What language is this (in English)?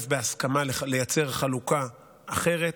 Hebrew